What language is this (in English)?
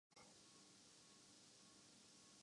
Urdu